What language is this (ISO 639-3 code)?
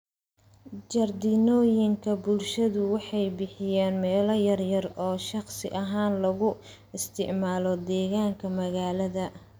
som